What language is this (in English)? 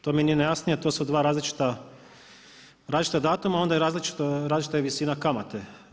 Croatian